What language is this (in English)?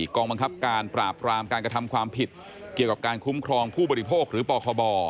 Thai